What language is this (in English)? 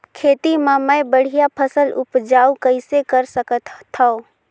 Chhattisgarhi